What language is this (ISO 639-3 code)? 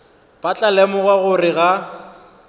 nso